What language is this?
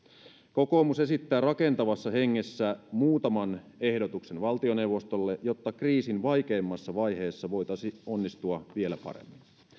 Finnish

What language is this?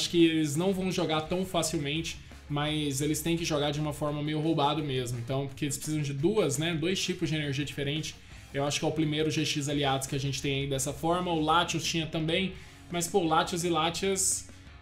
Portuguese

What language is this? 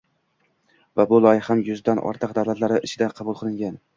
Uzbek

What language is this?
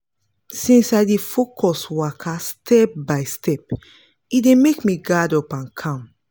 Nigerian Pidgin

